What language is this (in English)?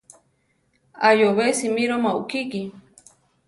Central Tarahumara